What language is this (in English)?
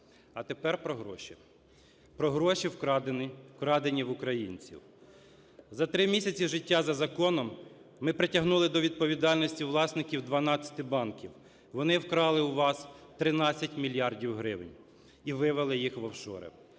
Ukrainian